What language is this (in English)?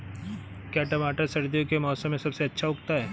Hindi